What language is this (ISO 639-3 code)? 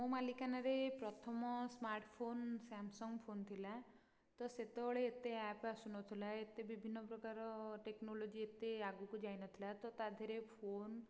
ori